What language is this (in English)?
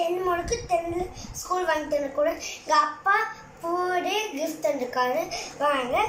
Tamil